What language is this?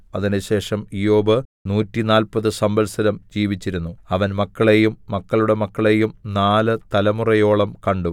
Malayalam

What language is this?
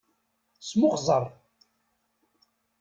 Kabyle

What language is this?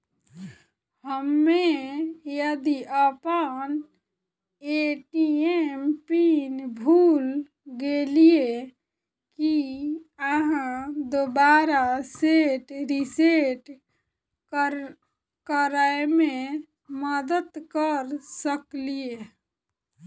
Maithili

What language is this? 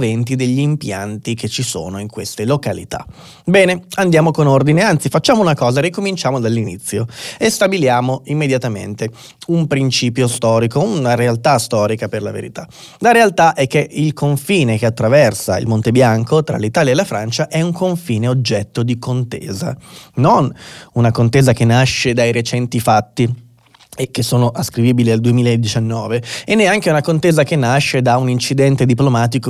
Italian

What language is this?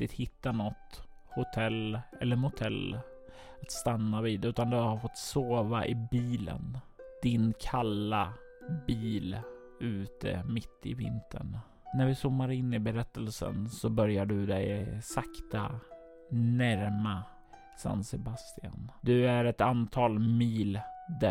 Swedish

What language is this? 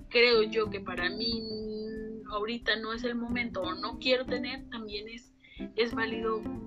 Spanish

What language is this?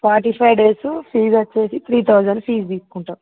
Telugu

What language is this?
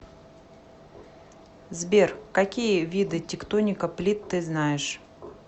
Russian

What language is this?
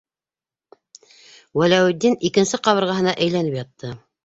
Bashkir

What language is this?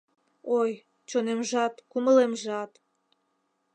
Mari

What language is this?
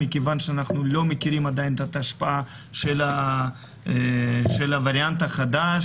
Hebrew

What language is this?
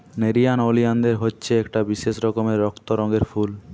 Bangla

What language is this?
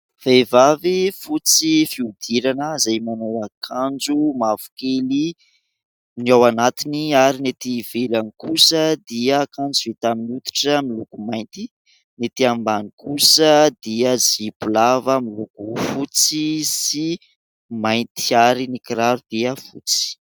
Malagasy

